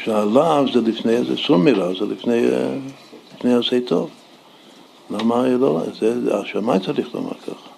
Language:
Hebrew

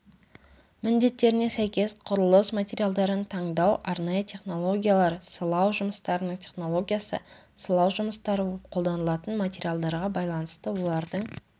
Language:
Kazakh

